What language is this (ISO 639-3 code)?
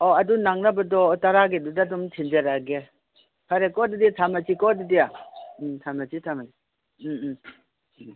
mni